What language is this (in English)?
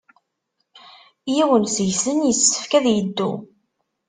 Kabyle